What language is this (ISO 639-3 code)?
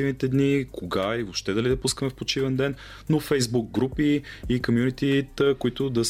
bul